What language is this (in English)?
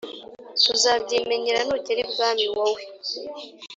Kinyarwanda